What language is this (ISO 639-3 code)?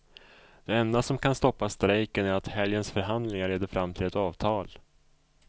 swe